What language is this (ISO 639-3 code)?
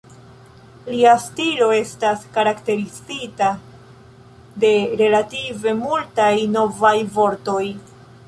epo